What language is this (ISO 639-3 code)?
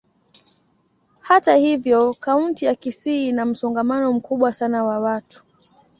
swa